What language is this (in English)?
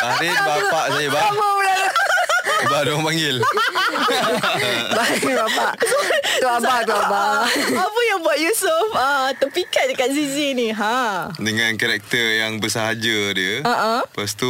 Malay